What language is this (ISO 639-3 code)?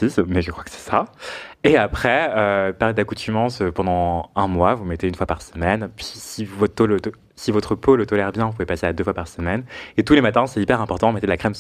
fra